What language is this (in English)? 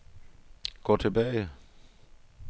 Danish